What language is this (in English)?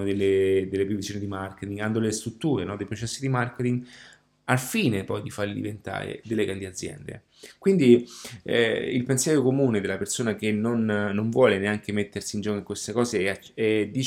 Italian